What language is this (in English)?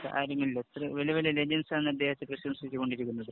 Malayalam